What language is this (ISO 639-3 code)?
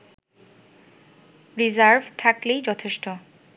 ben